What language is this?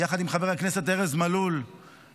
Hebrew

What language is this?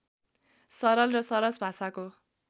Nepali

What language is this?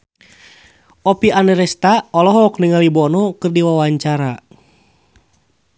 Sundanese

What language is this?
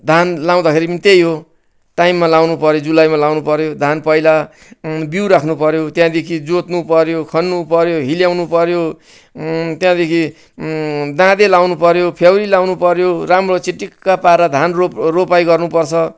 Nepali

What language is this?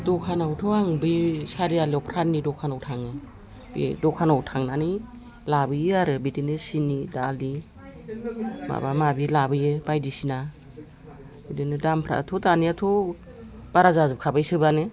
Bodo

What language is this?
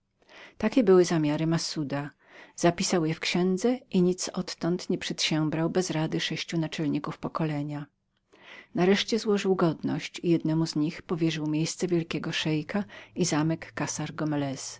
Polish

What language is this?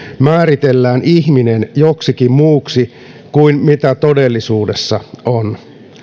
Finnish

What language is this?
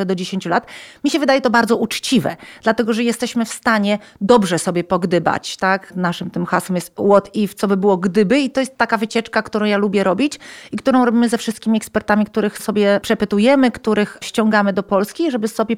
Polish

